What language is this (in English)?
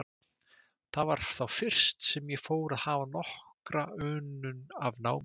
Icelandic